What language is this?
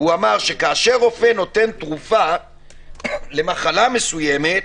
Hebrew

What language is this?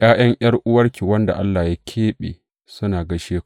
Hausa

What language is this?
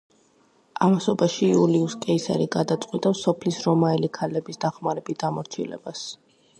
Georgian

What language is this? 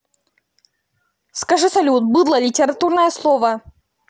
Russian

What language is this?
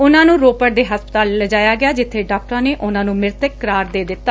Punjabi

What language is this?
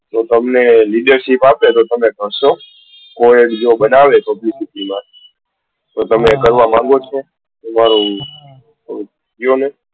Gujarati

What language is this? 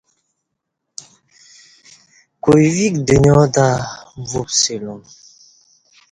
Kati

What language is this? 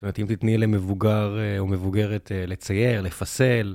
Hebrew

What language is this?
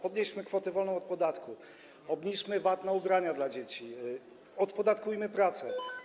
Polish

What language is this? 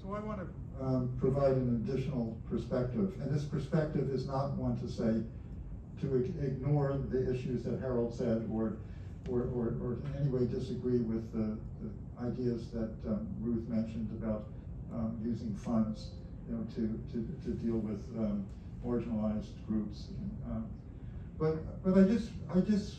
English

